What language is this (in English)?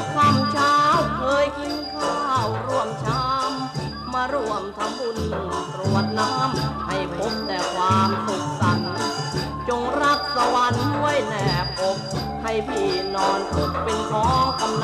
Thai